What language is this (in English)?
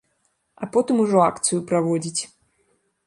Belarusian